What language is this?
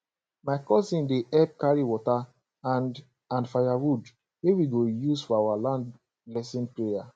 Nigerian Pidgin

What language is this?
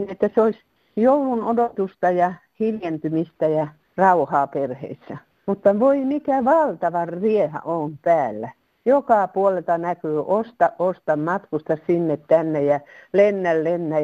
Finnish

